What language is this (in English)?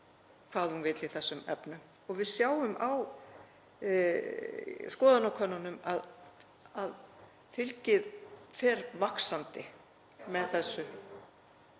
Icelandic